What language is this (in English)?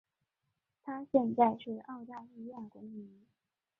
Chinese